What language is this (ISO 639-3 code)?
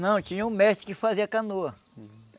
por